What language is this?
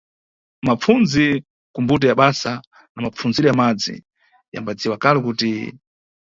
Nyungwe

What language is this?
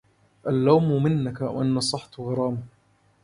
Arabic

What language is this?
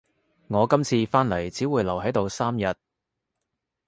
Cantonese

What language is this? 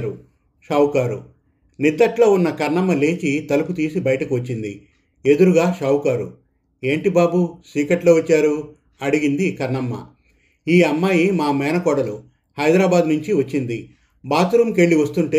Telugu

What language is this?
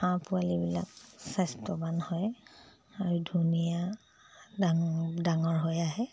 Assamese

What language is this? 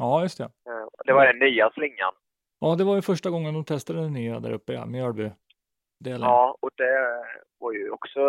Swedish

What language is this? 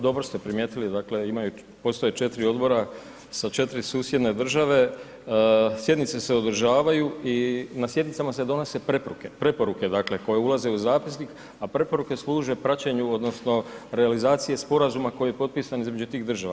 Croatian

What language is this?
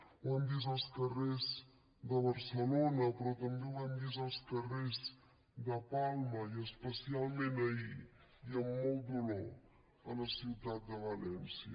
Catalan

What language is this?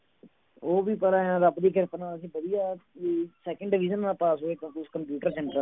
Punjabi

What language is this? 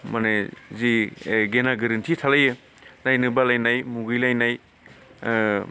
Bodo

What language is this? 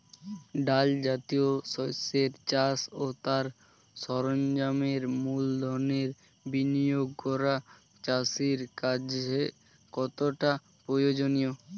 Bangla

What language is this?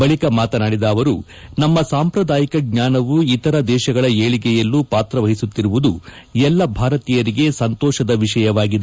Kannada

